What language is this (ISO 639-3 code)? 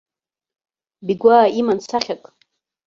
abk